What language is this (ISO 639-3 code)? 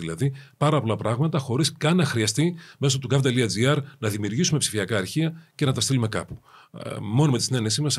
ell